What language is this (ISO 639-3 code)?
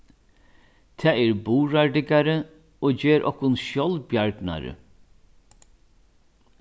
fao